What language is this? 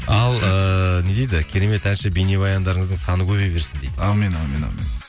Kazakh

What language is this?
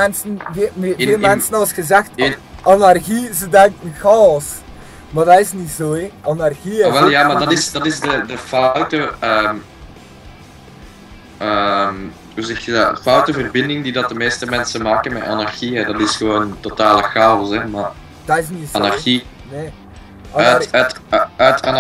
Dutch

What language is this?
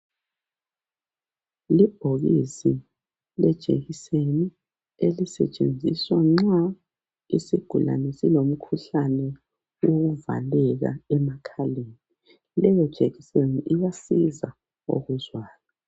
North Ndebele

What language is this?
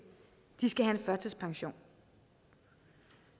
Danish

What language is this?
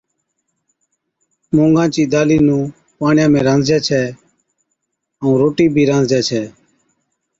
Od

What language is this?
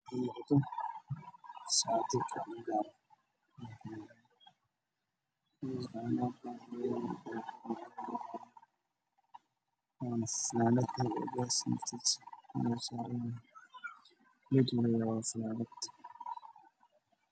Somali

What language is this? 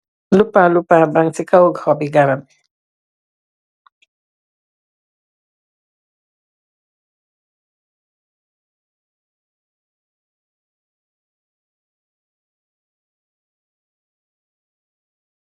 Wolof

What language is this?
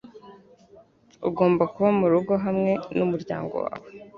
Kinyarwanda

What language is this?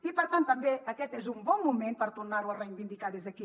Catalan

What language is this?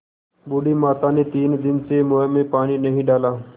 Hindi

